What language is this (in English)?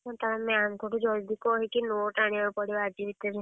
Odia